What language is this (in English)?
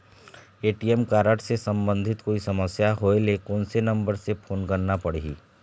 Chhattisgarhi